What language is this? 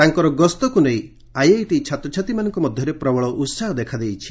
Odia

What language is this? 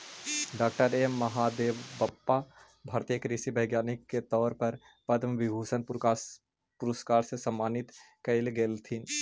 Magahi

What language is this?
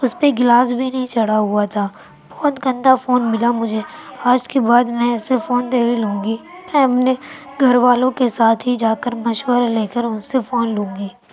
Urdu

